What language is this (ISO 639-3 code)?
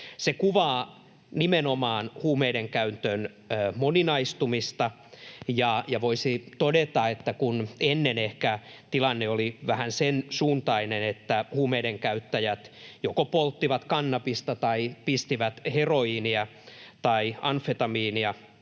fin